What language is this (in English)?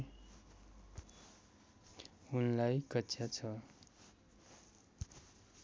Nepali